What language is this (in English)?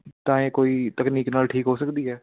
Punjabi